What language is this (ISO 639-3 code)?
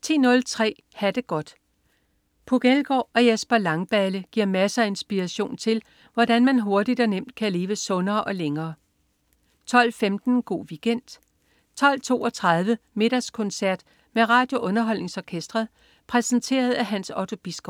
dan